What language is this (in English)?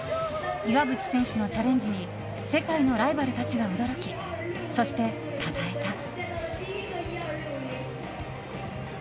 Japanese